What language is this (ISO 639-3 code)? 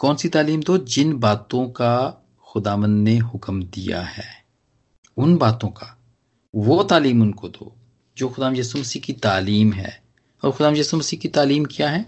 hin